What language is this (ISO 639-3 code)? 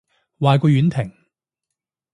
yue